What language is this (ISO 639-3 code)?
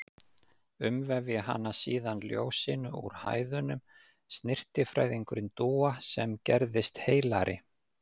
isl